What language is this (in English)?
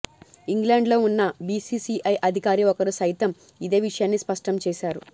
Telugu